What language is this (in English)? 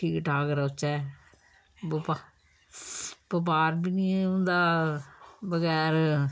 Dogri